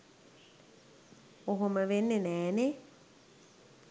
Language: Sinhala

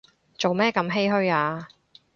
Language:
Cantonese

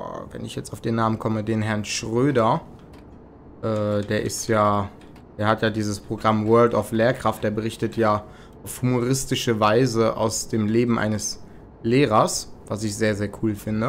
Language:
German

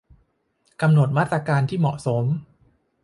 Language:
Thai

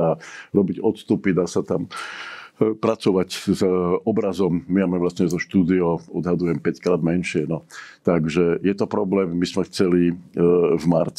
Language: Czech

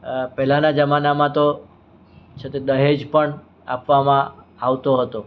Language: Gujarati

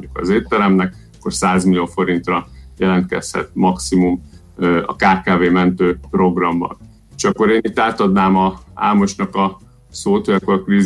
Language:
Hungarian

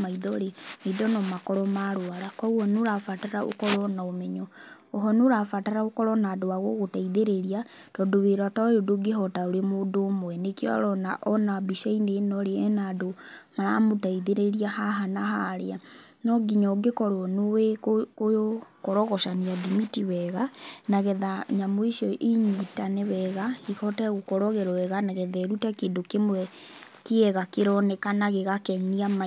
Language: Kikuyu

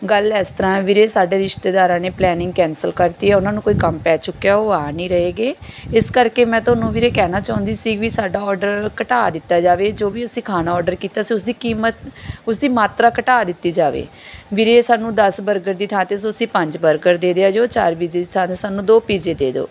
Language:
Punjabi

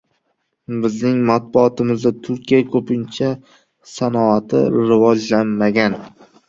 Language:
Uzbek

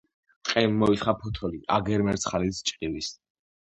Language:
Georgian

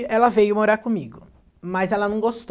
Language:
Portuguese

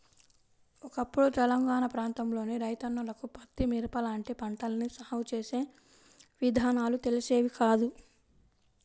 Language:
Telugu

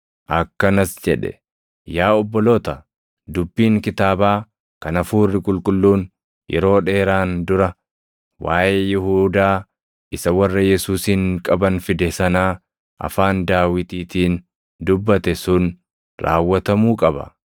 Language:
Oromo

